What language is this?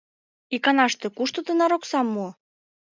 Mari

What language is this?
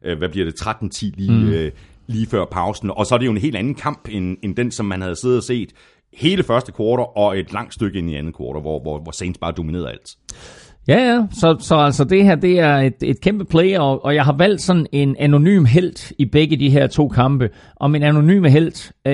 Danish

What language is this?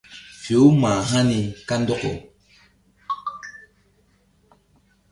Mbum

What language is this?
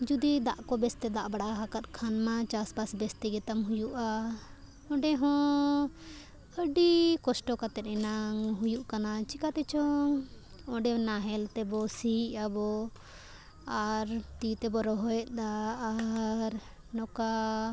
Santali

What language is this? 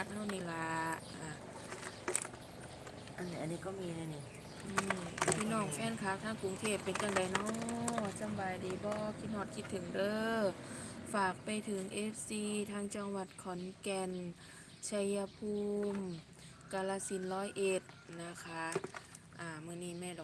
Thai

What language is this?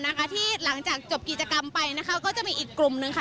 Thai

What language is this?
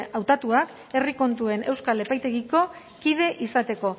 Basque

